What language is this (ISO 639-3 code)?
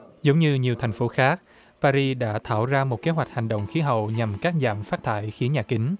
vie